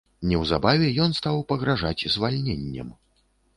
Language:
Belarusian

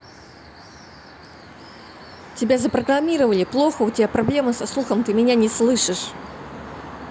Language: Russian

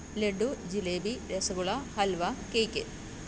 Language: Malayalam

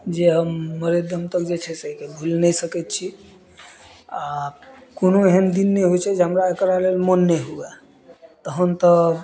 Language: Maithili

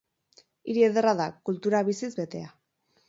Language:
Basque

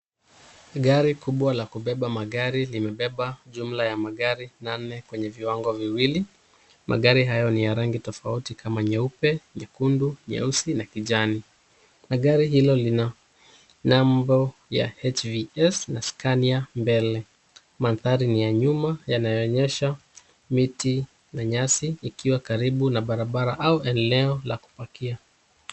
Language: Swahili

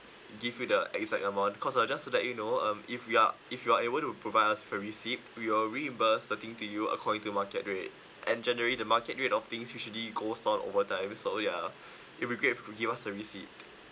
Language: English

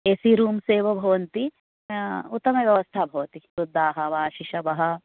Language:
Sanskrit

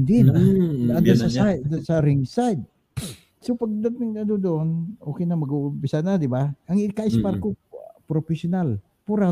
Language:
Filipino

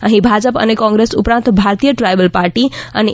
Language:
Gujarati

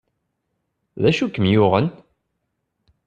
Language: Kabyle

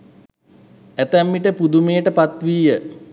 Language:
Sinhala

